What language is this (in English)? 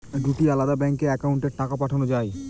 Bangla